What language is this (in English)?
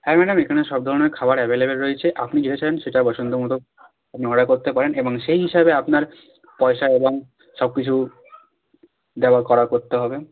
Bangla